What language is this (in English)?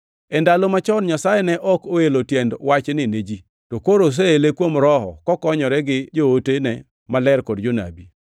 Luo (Kenya and Tanzania)